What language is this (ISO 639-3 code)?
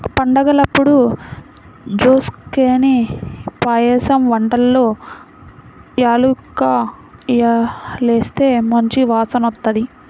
tel